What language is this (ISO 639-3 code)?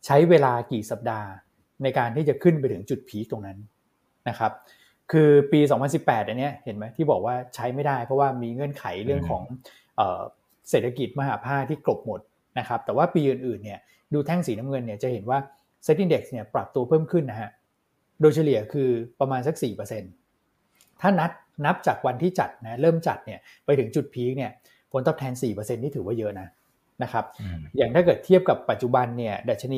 tha